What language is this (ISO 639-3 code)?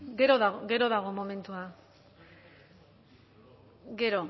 eus